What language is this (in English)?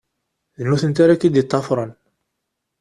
Kabyle